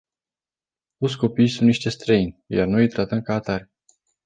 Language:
Romanian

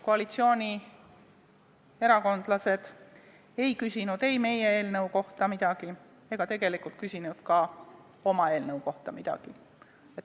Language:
Estonian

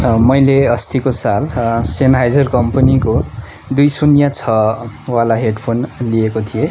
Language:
Nepali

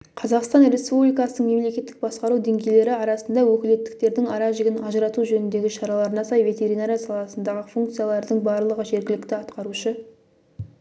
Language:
Kazakh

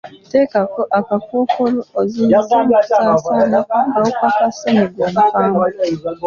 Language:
Ganda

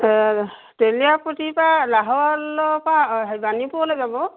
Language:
Assamese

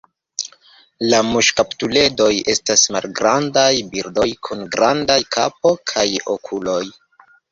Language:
Esperanto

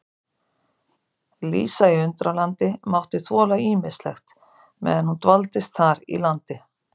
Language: Icelandic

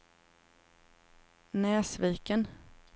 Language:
Swedish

